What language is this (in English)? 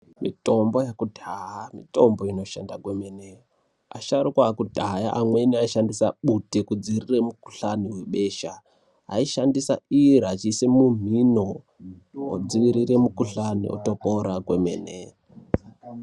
Ndau